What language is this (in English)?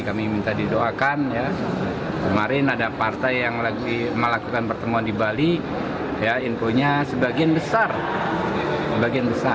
Indonesian